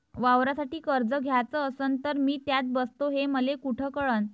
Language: Marathi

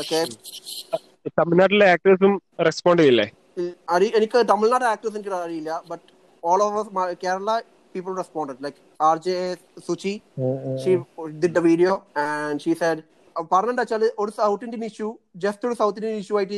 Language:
Malayalam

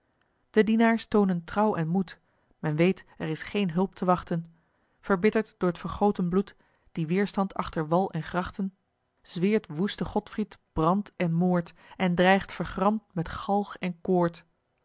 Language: Dutch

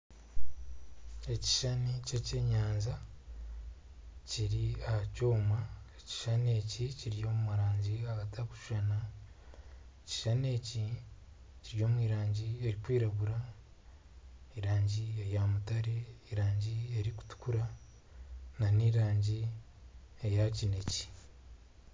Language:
Nyankole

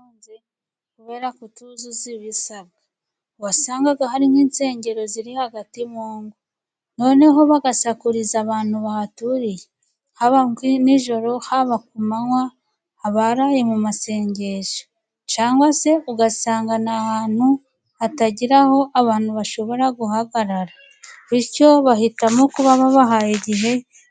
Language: Kinyarwanda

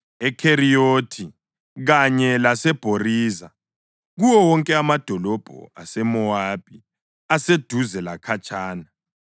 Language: North Ndebele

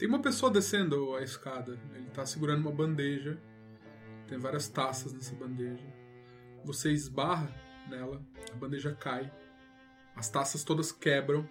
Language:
Portuguese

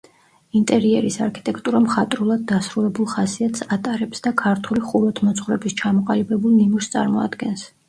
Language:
Georgian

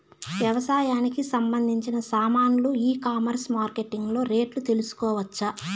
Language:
Telugu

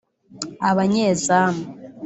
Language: Kinyarwanda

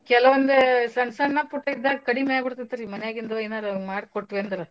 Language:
Kannada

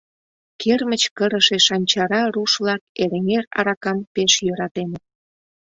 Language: Mari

